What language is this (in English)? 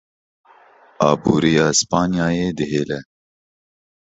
Kurdish